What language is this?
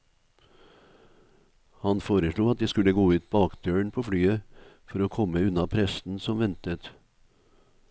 Norwegian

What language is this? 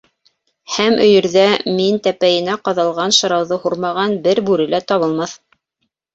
Bashkir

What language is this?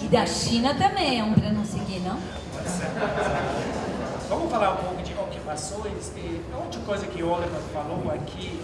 Portuguese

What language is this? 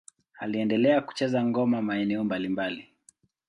Swahili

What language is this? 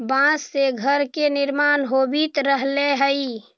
Magahi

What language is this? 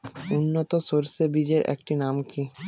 Bangla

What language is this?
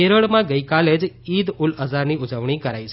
Gujarati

